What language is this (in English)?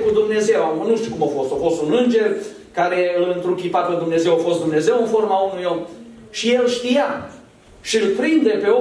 Romanian